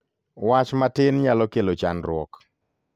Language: Luo (Kenya and Tanzania)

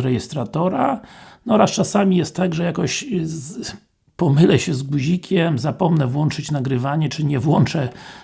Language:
Polish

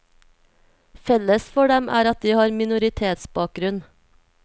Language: Norwegian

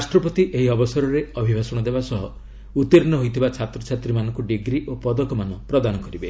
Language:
Odia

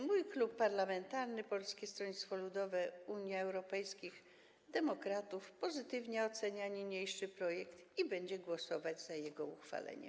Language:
Polish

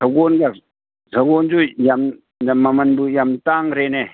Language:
Manipuri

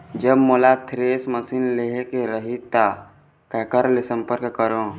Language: Chhattisgarhi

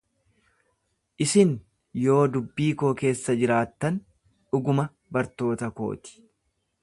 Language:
Oromo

